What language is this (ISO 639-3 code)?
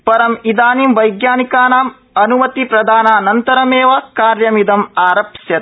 san